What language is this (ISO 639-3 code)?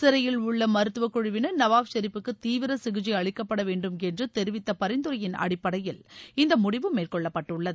tam